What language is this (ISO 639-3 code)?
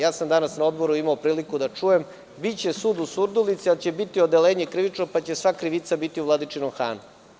srp